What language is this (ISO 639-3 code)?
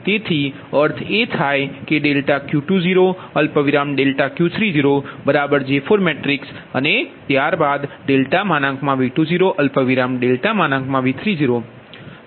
guj